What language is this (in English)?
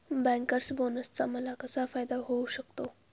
Marathi